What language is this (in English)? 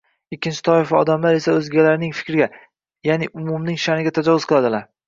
Uzbek